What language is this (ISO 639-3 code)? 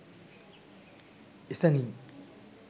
sin